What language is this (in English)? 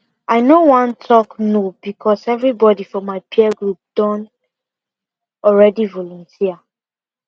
Nigerian Pidgin